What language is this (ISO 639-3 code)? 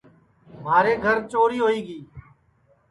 ssi